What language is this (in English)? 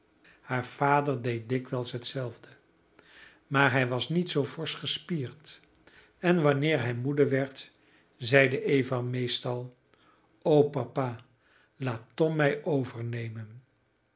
Dutch